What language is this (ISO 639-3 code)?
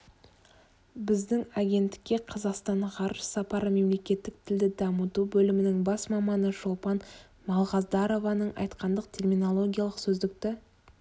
kaz